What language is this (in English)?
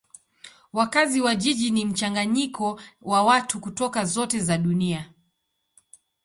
Swahili